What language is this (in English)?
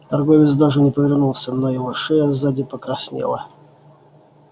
Russian